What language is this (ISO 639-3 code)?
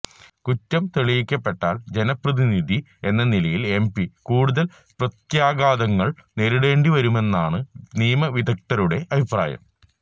mal